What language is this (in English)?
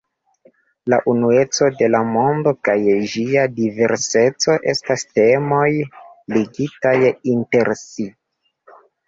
Esperanto